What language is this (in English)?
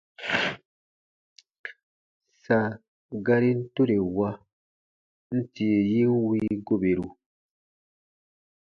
Baatonum